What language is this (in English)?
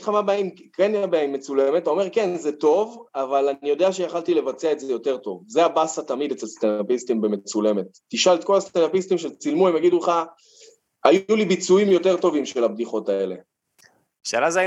Hebrew